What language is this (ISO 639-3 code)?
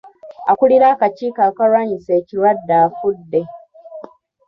lug